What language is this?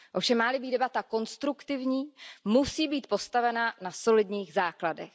Czech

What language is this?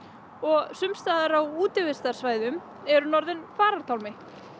Icelandic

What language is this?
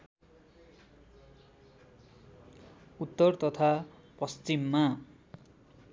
Nepali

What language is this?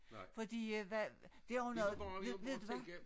Danish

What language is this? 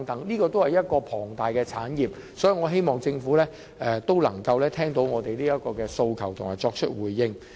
Cantonese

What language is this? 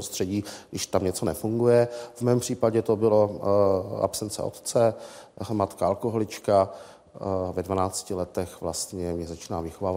Czech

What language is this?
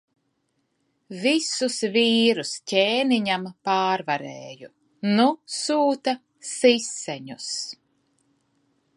Latvian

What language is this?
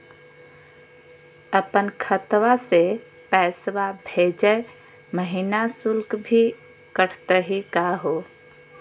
Magahi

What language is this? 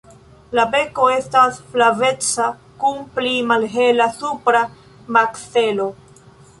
Esperanto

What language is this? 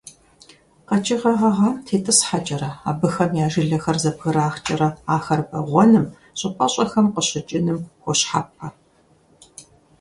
Kabardian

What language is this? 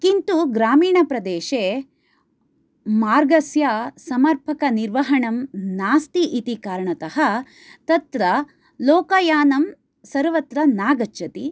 Sanskrit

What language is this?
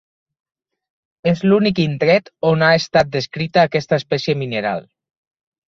Catalan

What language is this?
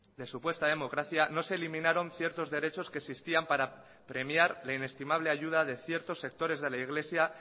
Spanish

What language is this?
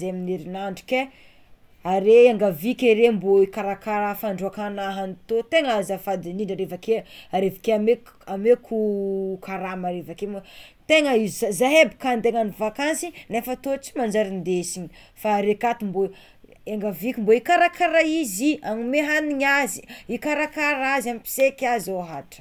Tsimihety Malagasy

